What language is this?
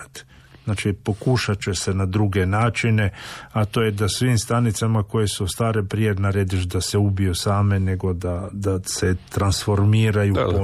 Croatian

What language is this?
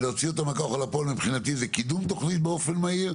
Hebrew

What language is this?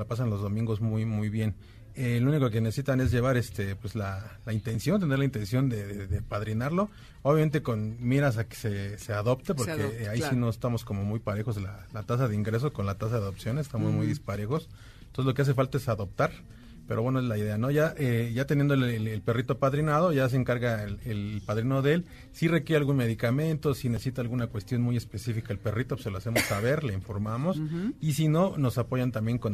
Spanish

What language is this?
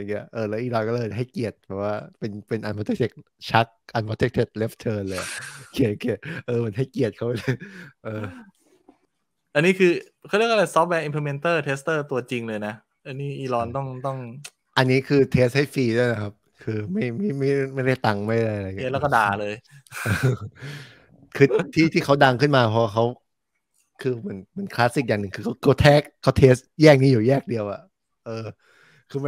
Thai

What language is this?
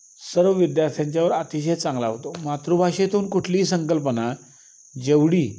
Marathi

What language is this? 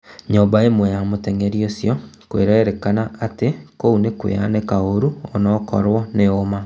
Kikuyu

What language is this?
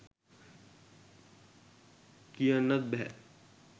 Sinhala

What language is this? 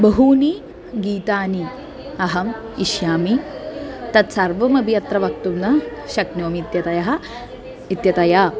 Sanskrit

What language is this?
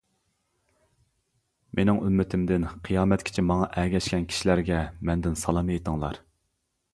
Uyghur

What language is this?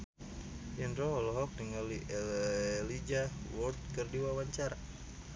Sundanese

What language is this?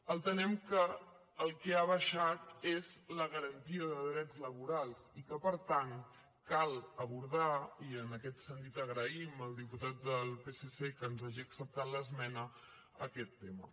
Catalan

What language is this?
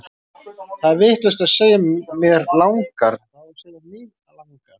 Icelandic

